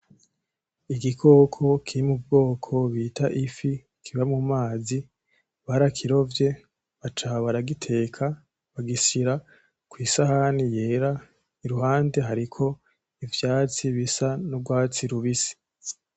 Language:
Rundi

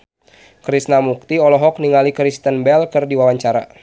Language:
Sundanese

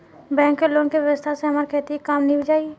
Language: Bhojpuri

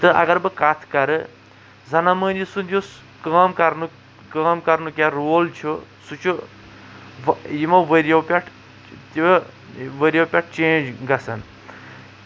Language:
Kashmiri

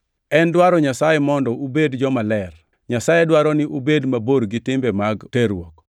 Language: Luo (Kenya and Tanzania)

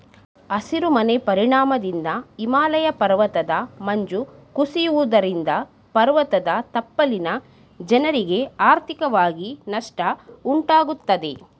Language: Kannada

